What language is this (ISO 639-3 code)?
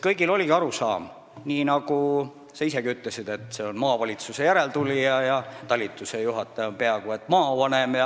est